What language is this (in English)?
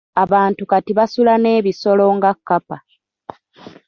Ganda